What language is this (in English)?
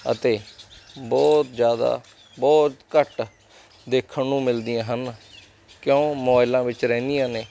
Punjabi